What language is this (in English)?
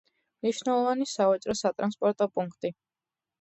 Georgian